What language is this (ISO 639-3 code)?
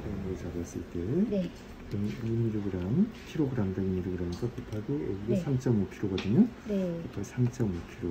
kor